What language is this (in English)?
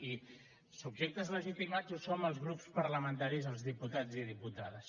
Catalan